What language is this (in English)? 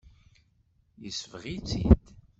Kabyle